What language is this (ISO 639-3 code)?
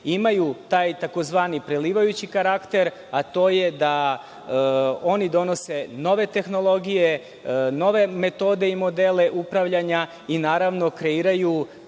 srp